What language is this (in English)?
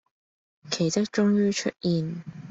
Cantonese